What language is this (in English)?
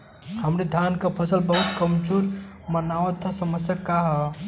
Bhojpuri